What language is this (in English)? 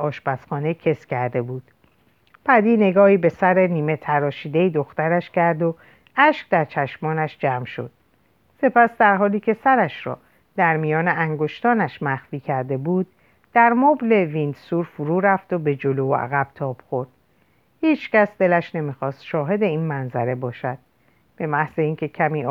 Persian